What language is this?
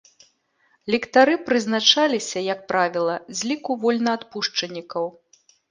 Belarusian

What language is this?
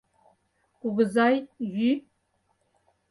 Mari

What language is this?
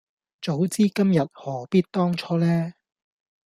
Cantonese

